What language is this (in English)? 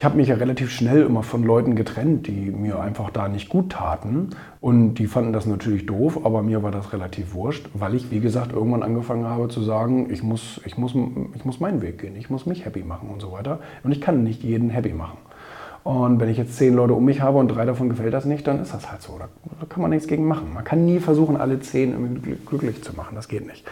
German